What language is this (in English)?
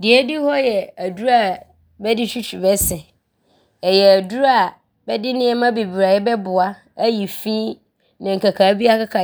Abron